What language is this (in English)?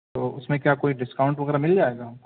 Urdu